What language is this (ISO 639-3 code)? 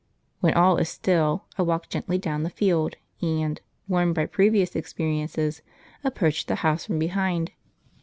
eng